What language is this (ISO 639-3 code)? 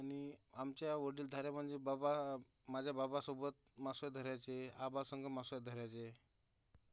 mar